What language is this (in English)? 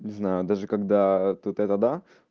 Russian